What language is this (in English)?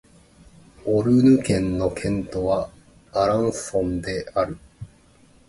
Japanese